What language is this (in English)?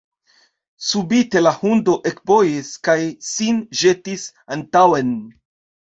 Esperanto